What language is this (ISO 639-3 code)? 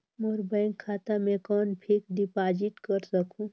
hne